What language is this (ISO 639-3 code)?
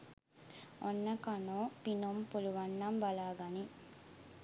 sin